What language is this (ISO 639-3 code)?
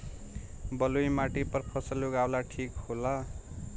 bho